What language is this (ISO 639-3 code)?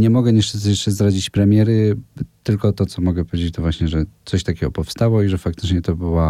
pol